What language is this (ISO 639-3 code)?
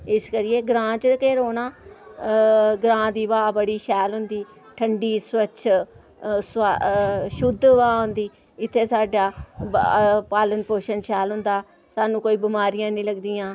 doi